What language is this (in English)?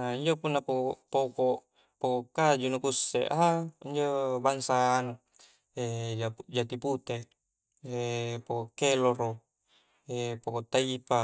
Coastal Konjo